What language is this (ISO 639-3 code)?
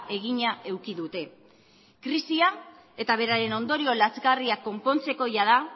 eus